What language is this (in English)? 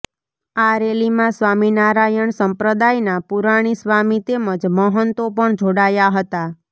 Gujarati